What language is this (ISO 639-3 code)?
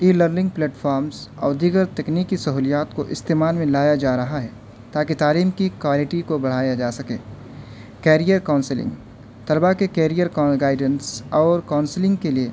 urd